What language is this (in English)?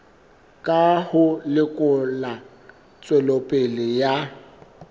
Southern Sotho